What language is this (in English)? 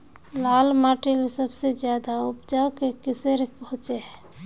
Magahi